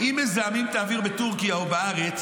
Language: Hebrew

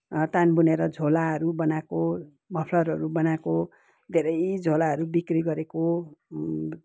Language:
Nepali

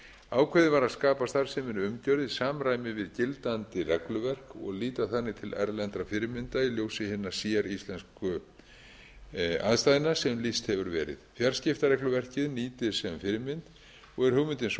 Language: Icelandic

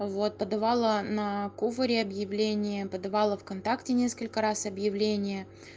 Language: Russian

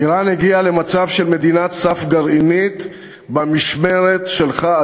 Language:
Hebrew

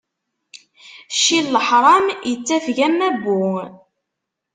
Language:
Kabyle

